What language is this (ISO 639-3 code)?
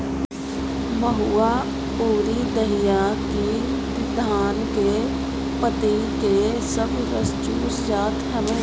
bho